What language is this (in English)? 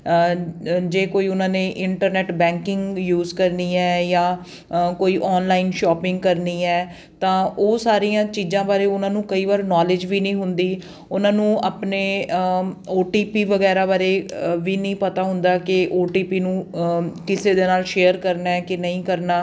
Punjabi